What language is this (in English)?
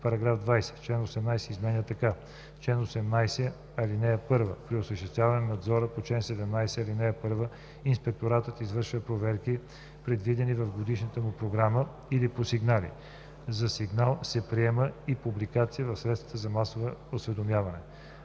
Bulgarian